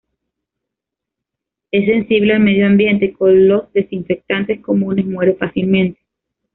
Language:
Spanish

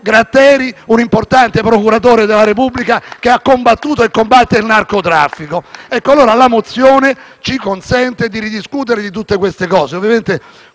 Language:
Italian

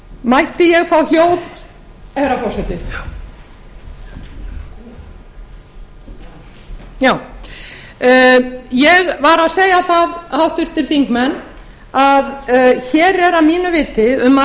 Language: Icelandic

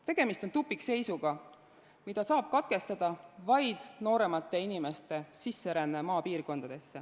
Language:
Estonian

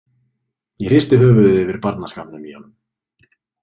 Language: Icelandic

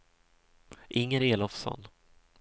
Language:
Swedish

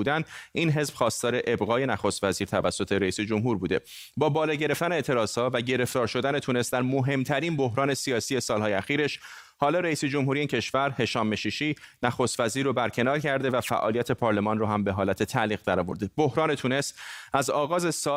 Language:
Persian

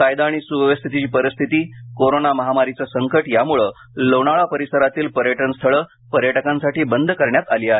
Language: Marathi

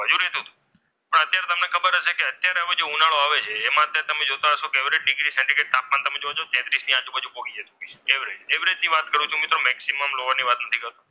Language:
Gujarati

